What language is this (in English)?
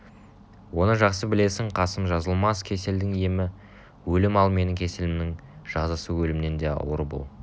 Kazakh